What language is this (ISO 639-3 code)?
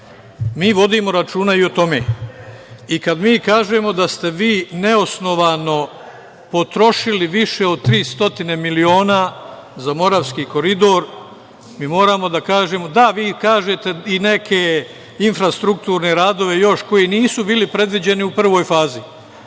srp